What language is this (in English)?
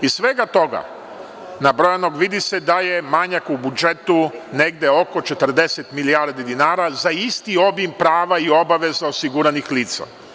Serbian